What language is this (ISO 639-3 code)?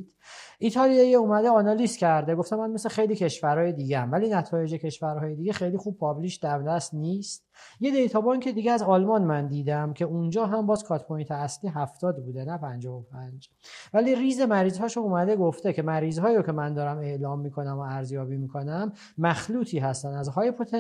fas